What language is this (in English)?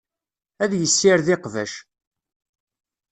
Kabyle